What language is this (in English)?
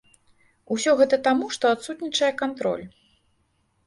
Belarusian